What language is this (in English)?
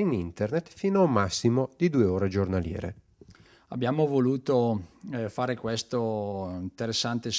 Italian